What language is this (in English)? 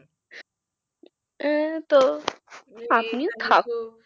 Bangla